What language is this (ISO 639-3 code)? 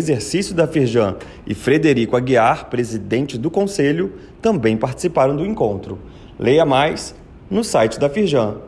por